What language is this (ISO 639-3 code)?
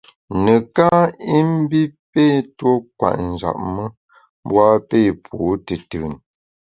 bax